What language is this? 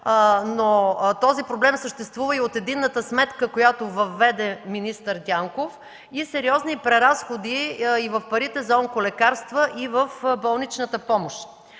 Bulgarian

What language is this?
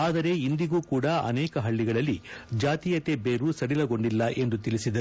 Kannada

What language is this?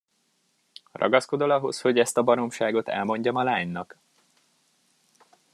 Hungarian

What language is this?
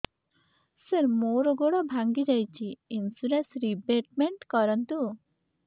Odia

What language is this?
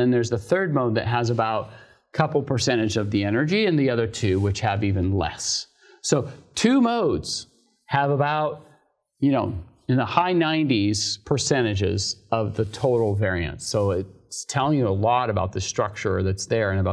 English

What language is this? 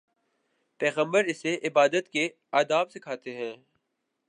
Urdu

